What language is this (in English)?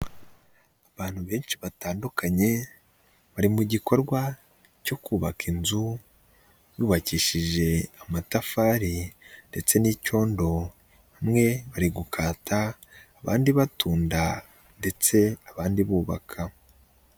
Kinyarwanda